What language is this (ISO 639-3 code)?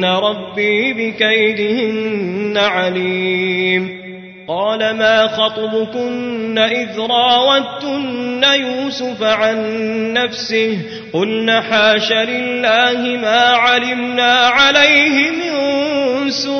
ara